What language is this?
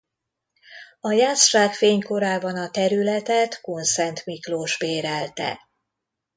Hungarian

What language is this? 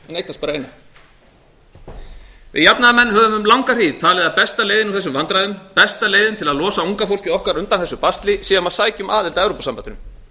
Icelandic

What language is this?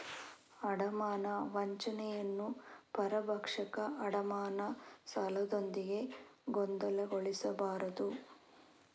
Kannada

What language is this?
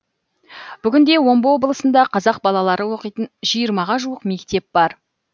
Kazakh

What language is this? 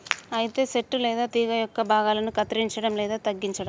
Telugu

